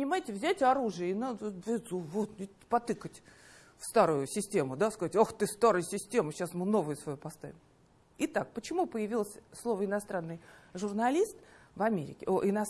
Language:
Russian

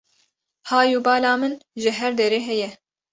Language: Kurdish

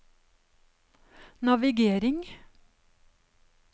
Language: Norwegian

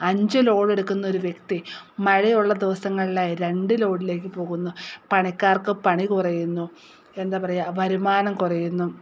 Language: Malayalam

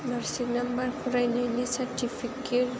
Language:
Bodo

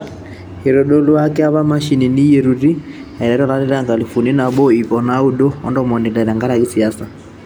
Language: Masai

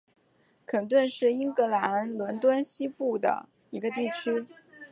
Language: Chinese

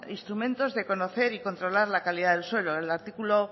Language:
Spanish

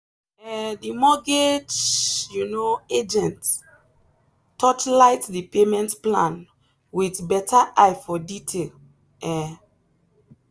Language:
Nigerian Pidgin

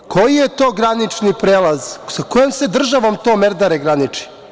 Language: Serbian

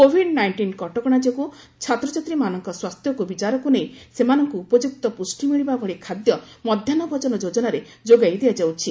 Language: Odia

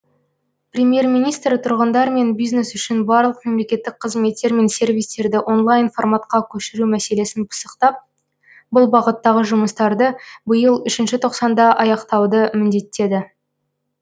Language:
Kazakh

